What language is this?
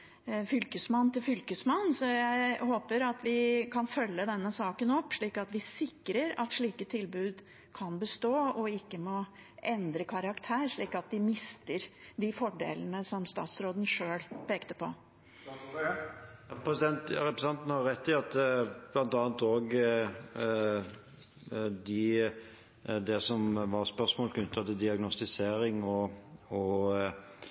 Norwegian Bokmål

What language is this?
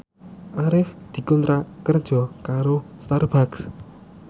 Javanese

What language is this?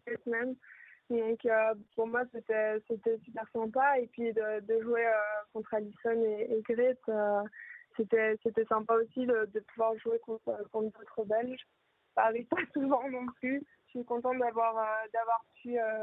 French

